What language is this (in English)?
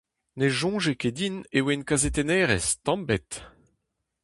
Breton